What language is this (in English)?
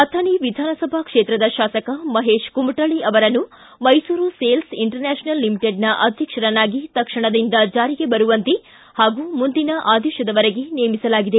Kannada